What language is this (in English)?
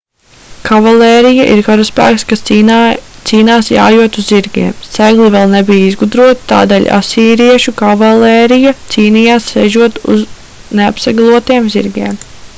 Latvian